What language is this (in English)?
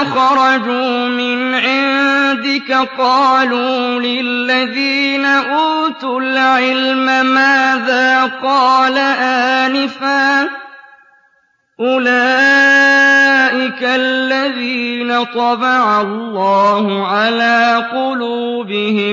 Arabic